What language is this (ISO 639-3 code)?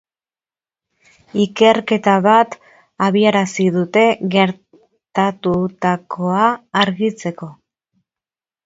eus